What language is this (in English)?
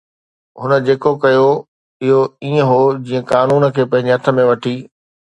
Sindhi